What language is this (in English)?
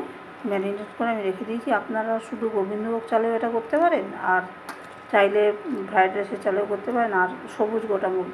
Romanian